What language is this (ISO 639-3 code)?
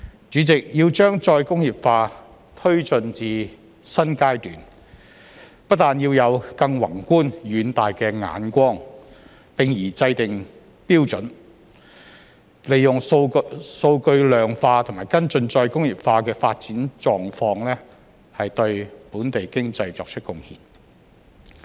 yue